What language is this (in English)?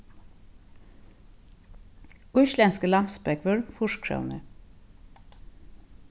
Faroese